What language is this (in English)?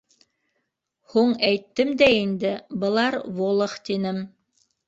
Bashkir